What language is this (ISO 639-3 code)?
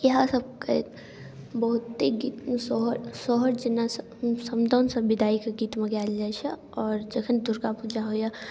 mai